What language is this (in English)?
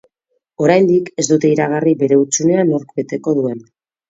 Basque